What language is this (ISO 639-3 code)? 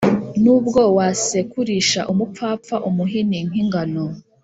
kin